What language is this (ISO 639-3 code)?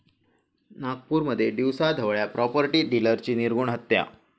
mar